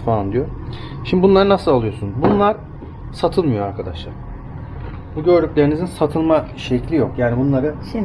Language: Turkish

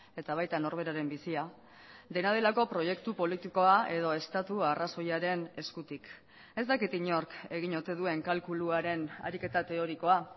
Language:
Basque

